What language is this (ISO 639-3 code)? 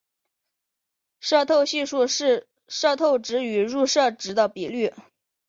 zho